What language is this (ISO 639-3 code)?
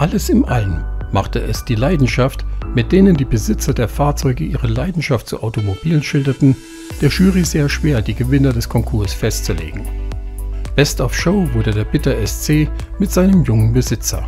deu